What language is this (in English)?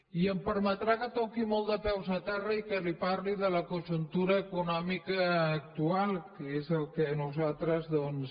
Catalan